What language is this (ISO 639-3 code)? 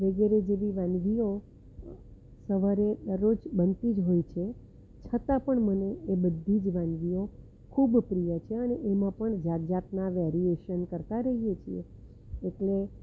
guj